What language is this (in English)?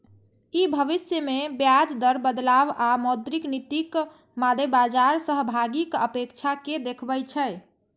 Maithili